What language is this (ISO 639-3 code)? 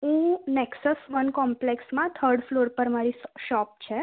guj